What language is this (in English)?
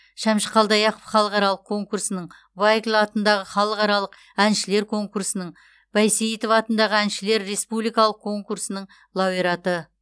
Kazakh